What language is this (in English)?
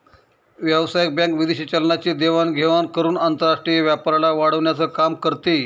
Marathi